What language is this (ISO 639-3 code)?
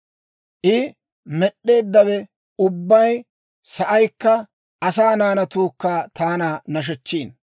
dwr